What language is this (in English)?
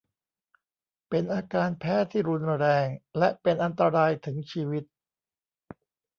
Thai